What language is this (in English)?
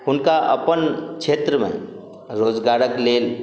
Maithili